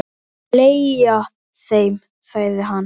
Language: Icelandic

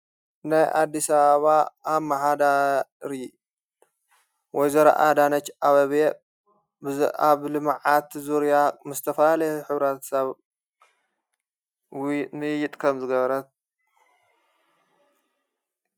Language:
Tigrinya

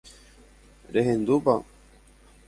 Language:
Guarani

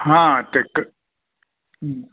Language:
Marathi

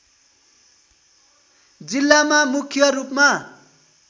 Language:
Nepali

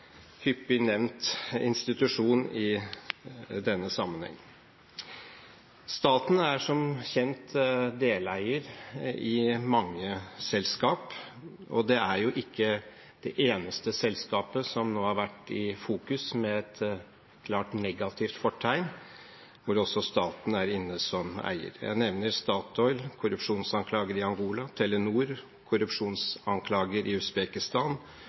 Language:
Norwegian Bokmål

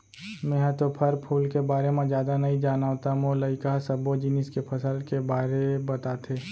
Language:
Chhattisgarhi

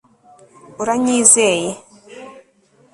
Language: Kinyarwanda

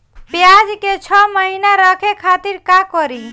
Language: Bhojpuri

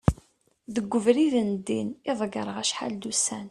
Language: Kabyle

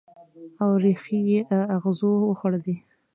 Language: Pashto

